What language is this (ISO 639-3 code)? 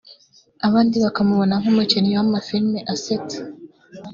kin